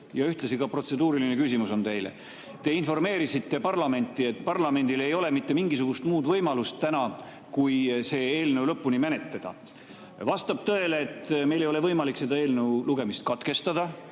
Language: Estonian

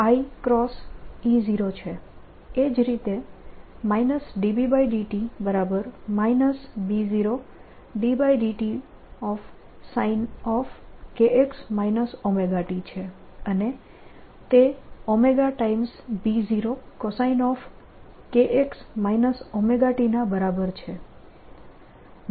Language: Gujarati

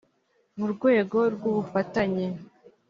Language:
Kinyarwanda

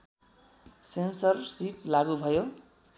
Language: Nepali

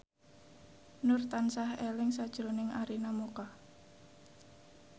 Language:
Javanese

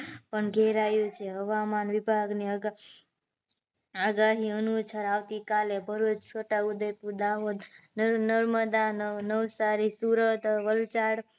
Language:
Gujarati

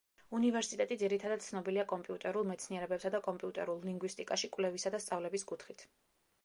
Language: Georgian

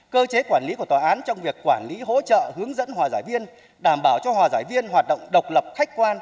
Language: Vietnamese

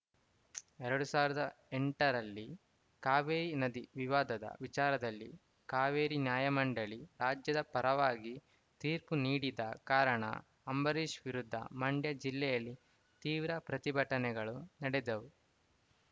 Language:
Kannada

